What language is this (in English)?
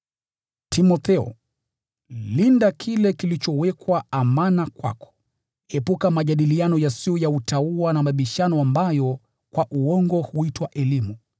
Swahili